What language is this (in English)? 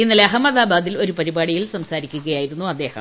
Malayalam